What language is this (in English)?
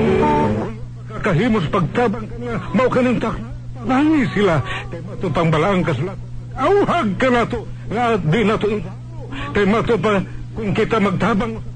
Filipino